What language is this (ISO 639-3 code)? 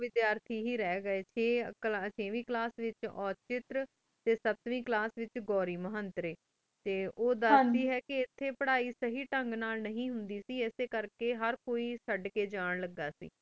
pan